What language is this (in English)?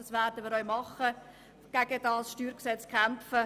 Swiss German